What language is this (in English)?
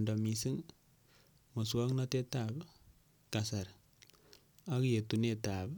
Kalenjin